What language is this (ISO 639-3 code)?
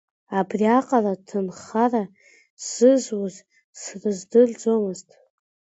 abk